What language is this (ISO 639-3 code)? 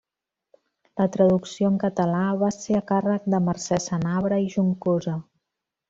cat